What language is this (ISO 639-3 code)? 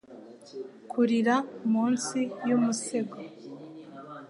kin